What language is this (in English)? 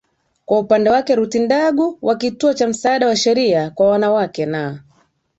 Swahili